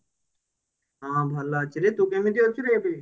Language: Odia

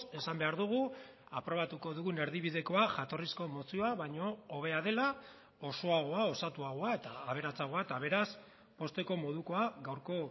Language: Basque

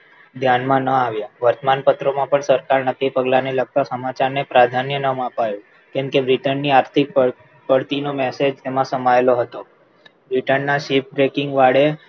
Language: Gujarati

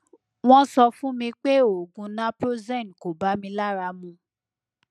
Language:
Yoruba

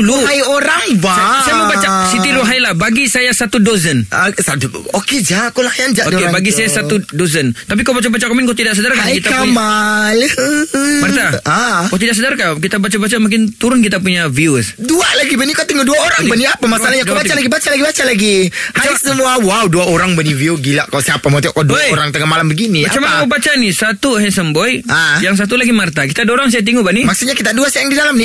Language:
Malay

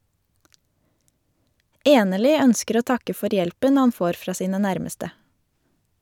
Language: Norwegian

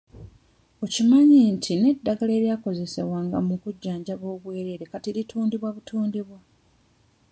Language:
Ganda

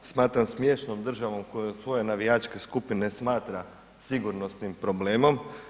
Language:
Croatian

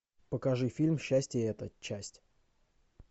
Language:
Russian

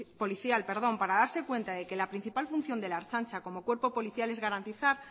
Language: Spanish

